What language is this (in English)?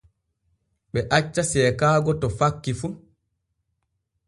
Borgu Fulfulde